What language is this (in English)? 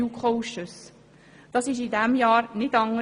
Swiss German